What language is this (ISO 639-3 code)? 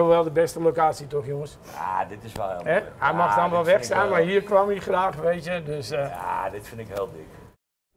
nld